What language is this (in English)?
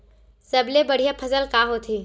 Chhattisgarhi